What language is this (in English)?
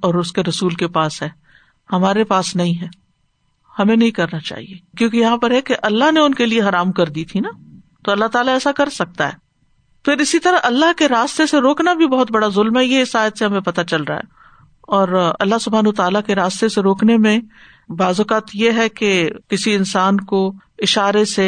Urdu